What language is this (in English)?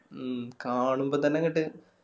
Malayalam